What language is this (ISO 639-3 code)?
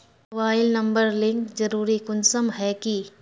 mag